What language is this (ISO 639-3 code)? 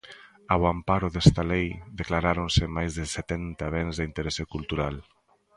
glg